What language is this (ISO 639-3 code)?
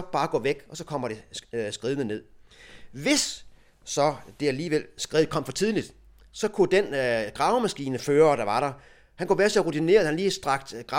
dan